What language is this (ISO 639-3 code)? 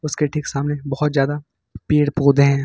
hin